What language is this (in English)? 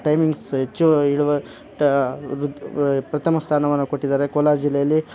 Kannada